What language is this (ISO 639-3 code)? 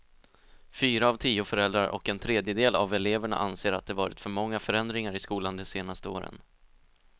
swe